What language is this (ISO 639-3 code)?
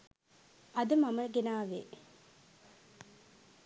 sin